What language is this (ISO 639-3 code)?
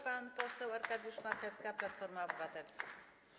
pol